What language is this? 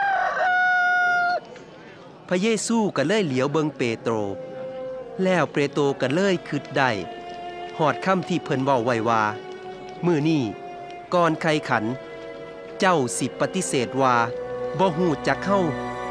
Thai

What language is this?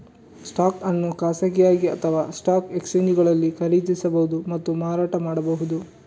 Kannada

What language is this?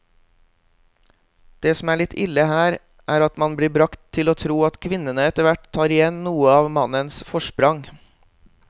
Norwegian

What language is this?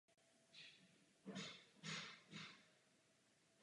Czech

